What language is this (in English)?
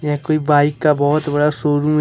Hindi